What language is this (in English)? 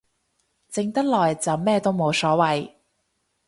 Cantonese